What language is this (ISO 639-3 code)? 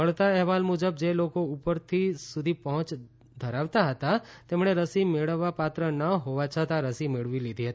guj